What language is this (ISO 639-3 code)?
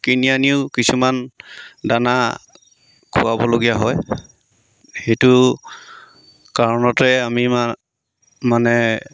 asm